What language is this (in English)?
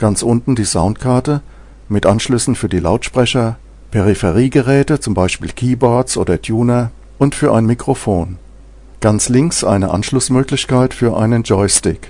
German